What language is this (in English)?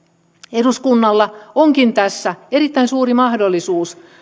Finnish